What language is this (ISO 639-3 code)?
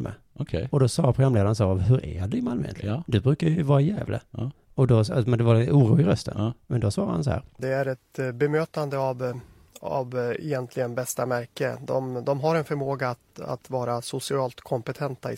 swe